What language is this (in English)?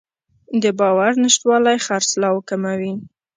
Pashto